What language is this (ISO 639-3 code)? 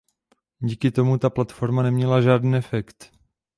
ces